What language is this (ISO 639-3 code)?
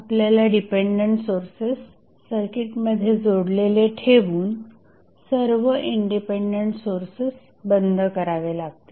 mar